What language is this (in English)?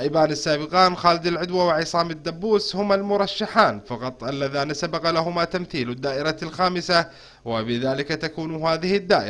Arabic